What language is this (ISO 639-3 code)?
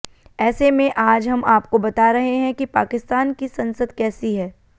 hin